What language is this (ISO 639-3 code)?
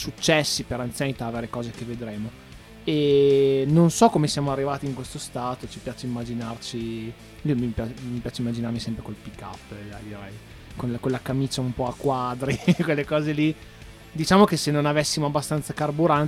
ita